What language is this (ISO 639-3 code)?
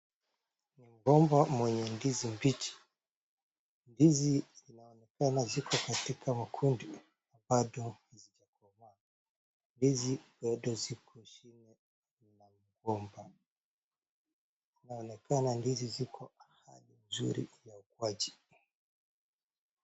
swa